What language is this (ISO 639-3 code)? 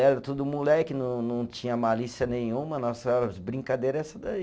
por